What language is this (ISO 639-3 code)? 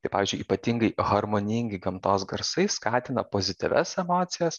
lit